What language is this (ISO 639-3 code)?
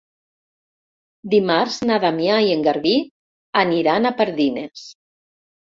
cat